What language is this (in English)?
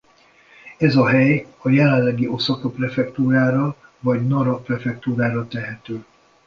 Hungarian